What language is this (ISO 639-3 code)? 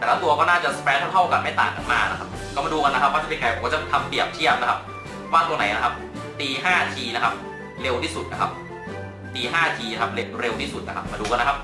tha